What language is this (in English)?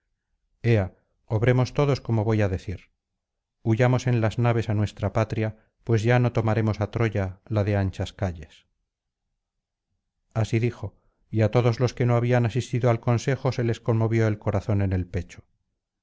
Spanish